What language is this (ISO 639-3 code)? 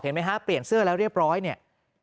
tha